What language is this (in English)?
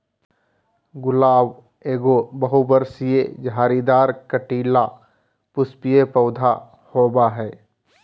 Magahi